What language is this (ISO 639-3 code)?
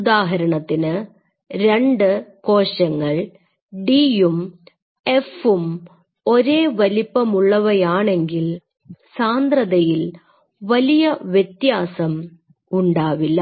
mal